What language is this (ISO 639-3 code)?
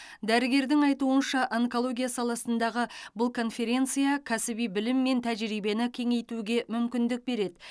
kaz